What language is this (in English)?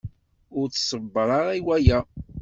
Kabyle